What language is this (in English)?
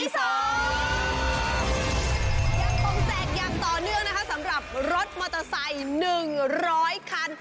Thai